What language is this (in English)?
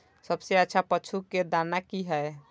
Maithili